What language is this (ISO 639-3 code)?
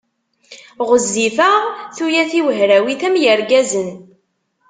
kab